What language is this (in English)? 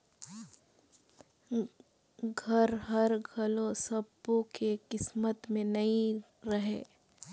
Chhattisgarhi